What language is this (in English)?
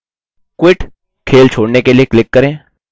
Hindi